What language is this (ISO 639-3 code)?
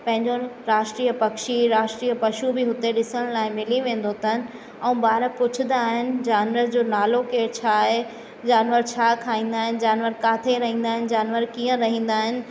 snd